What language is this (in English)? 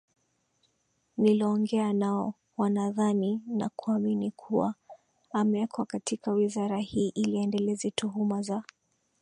Swahili